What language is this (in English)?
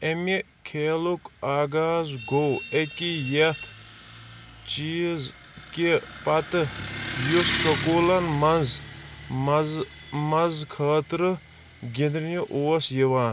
Kashmiri